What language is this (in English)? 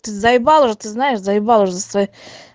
Russian